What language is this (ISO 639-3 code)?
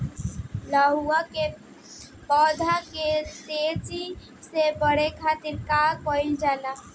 bho